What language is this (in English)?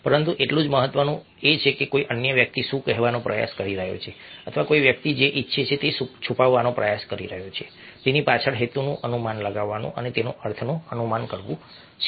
Gujarati